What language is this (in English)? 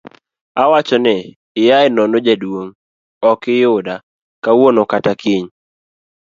Luo (Kenya and Tanzania)